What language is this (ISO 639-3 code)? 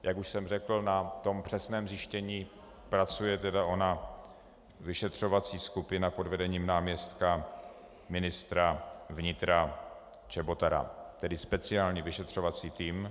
ces